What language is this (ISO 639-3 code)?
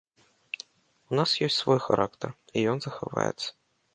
bel